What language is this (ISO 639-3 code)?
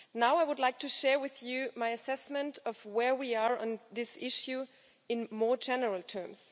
eng